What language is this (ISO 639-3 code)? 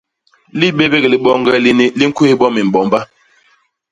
bas